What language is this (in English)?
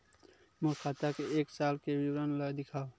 Chhattisgarhi